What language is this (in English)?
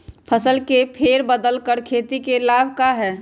Magahi